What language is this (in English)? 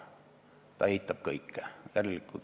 Estonian